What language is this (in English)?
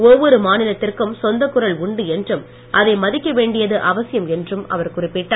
Tamil